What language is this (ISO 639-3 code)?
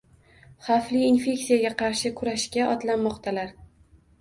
uzb